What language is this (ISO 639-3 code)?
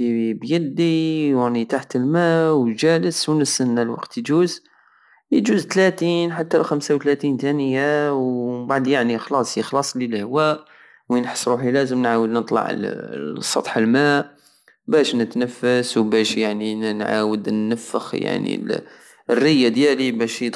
aao